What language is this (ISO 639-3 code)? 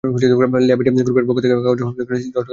ben